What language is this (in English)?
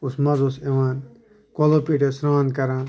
Kashmiri